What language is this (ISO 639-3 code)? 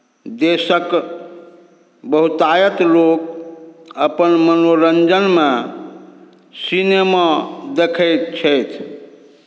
mai